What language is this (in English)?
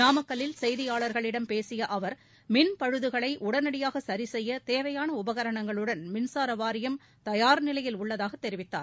Tamil